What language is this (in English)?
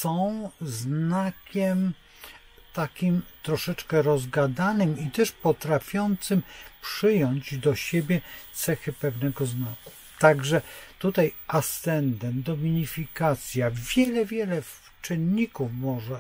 Polish